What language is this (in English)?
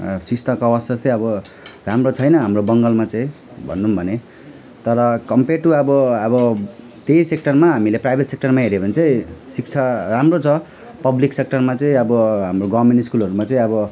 Nepali